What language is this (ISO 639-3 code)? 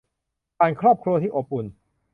tha